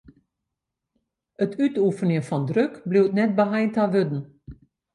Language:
Western Frisian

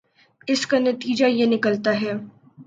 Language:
Urdu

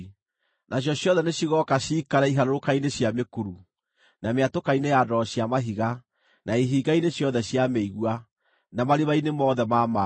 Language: Kikuyu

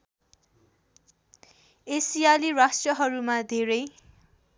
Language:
Nepali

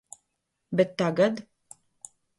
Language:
Latvian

